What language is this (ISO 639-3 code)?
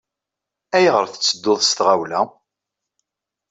kab